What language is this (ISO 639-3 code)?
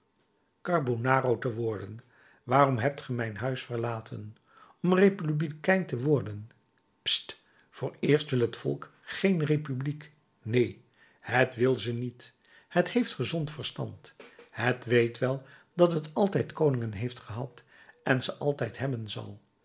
nld